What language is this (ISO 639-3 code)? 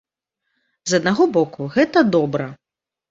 bel